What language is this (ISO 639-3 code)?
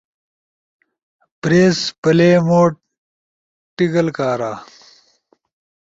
ush